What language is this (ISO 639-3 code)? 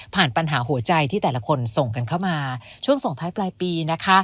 tha